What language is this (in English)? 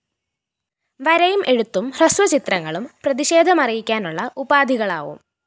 Malayalam